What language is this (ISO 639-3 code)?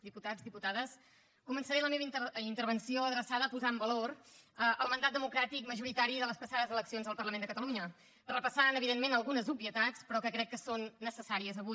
cat